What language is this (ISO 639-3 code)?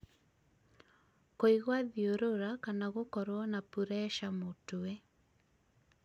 kik